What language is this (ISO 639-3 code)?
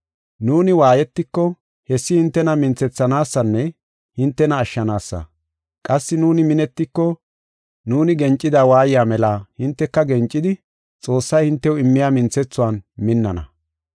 gof